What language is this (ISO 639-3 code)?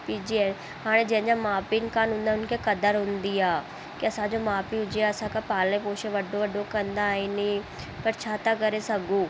snd